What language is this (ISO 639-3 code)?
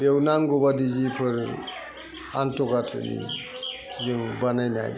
brx